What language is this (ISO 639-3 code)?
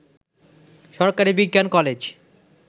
ben